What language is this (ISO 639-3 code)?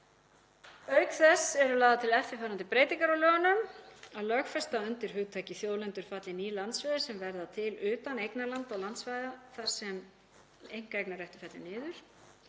isl